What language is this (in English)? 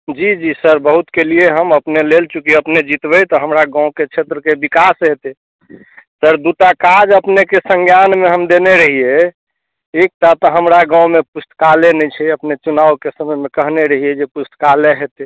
Maithili